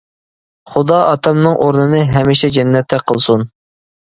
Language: Uyghur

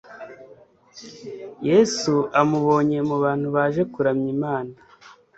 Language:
Kinyarwanda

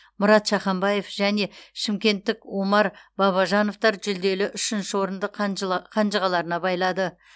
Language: Kazakh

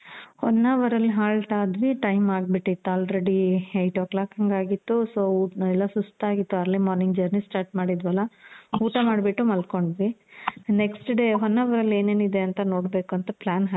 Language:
Kannada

